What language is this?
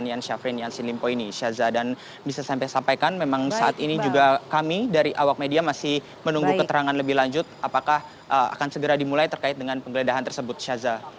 Indonesian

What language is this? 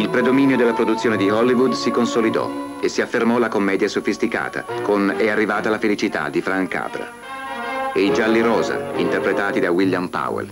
Italian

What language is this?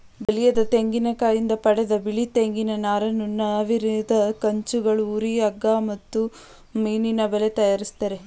Kannada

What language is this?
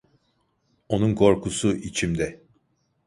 Turkish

